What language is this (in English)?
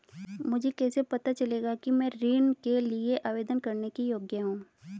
Hindi